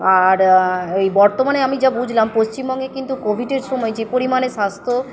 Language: Bangla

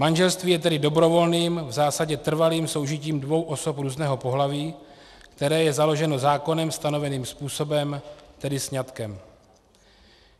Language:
Czech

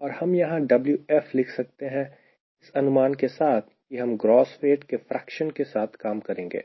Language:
Hindi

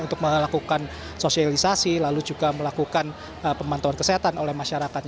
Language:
Indonesian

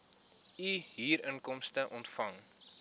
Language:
Afrikaans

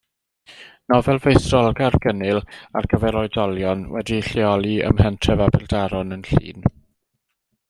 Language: Welsh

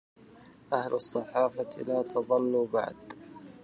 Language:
Arabic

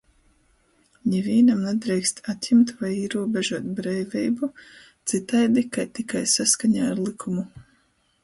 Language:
Latgalian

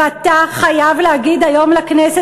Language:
Hebrew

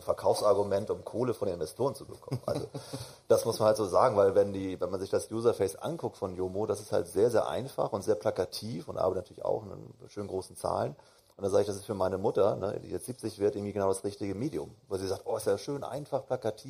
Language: German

